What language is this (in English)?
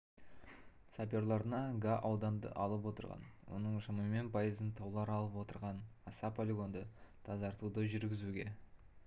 Kazakh